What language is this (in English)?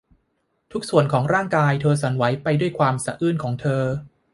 Thai